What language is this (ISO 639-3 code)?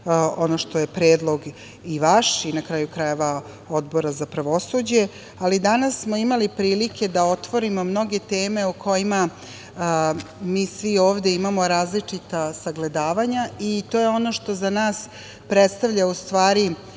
srp